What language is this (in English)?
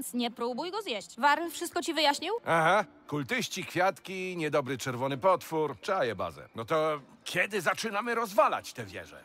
Polish